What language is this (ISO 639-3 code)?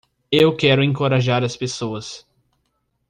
por